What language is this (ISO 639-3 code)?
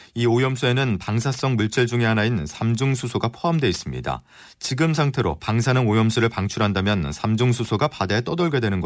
kor